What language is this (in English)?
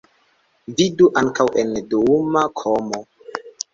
Esperanto